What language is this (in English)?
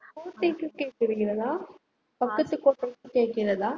Tamil